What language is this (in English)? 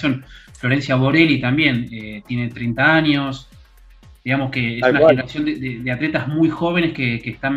Spanish